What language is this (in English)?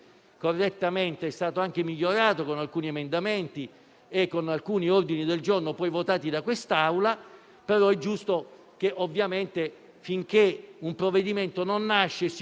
Italian